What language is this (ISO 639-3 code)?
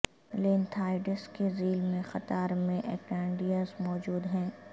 urd